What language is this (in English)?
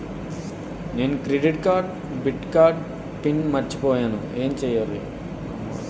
Telugu